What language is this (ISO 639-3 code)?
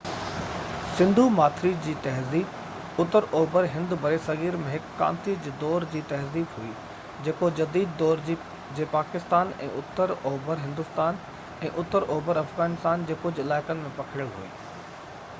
snd